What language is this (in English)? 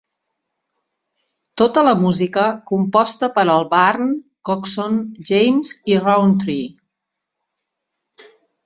Catalan